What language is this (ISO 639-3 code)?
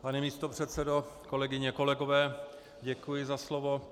ces